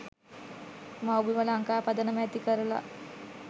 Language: Sinhala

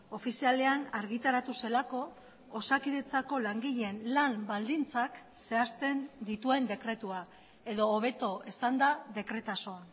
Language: Basque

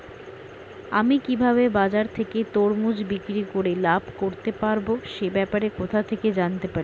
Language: Bangla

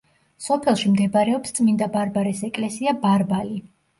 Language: Georgian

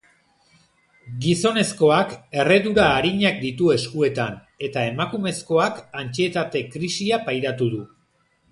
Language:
Basque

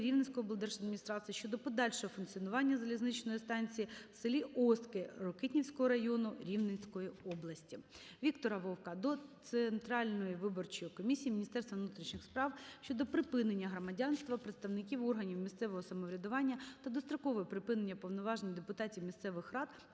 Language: Ukrainian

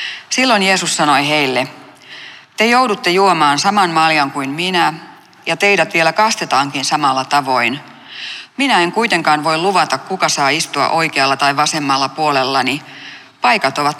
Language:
Finnish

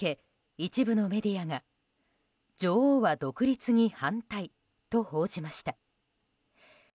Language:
Japanese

